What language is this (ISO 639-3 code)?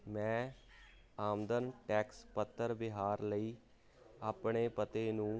pan